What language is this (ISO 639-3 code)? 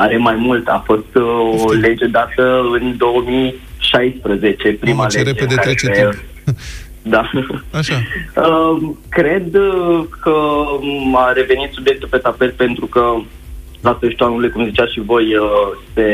ron